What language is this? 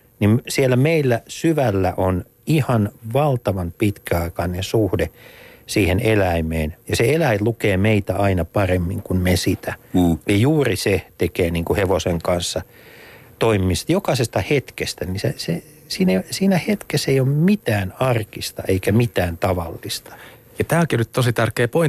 Finnish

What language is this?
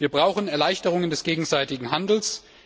German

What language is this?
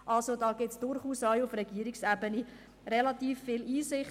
Swiss German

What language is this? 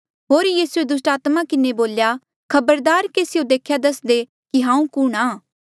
Mandeali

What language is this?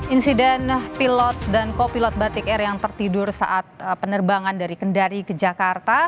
Indonesian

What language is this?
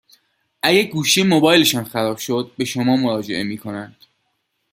Persian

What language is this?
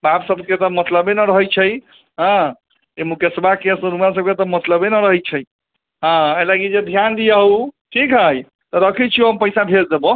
Maithili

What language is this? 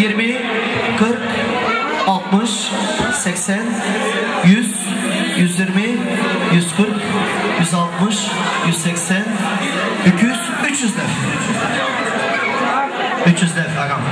Turkish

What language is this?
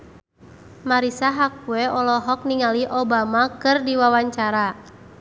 Sundanese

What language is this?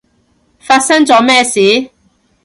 Cantonese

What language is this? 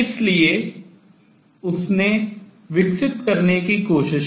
Hindi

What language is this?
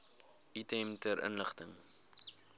Afrikaans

